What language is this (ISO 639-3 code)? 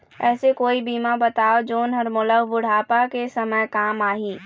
hne